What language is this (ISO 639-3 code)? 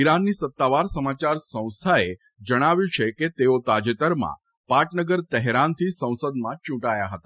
guj